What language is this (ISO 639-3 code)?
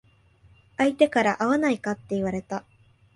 jpn